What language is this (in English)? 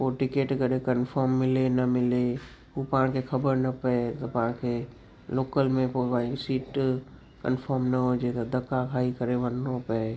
Sindhi